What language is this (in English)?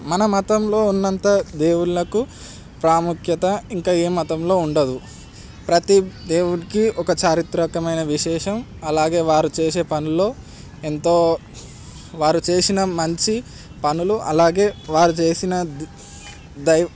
Telugu